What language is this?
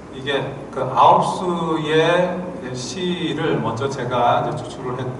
Korean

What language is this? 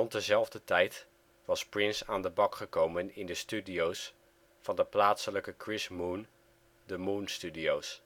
Dutch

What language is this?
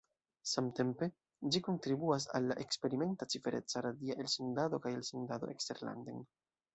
Esperanto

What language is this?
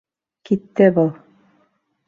Bashkir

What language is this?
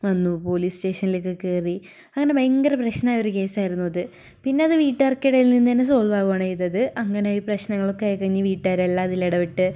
Malayalam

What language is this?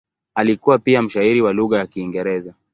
Swahili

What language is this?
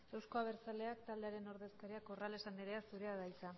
Basque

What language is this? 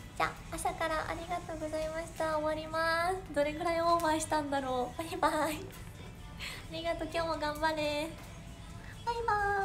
Japanese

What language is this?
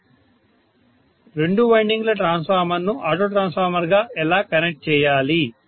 Telugu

